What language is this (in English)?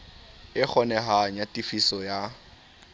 Southern Sotho